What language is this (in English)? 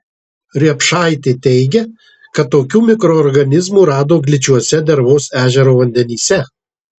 Lithuanian